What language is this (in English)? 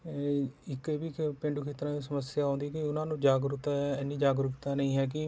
Punjabi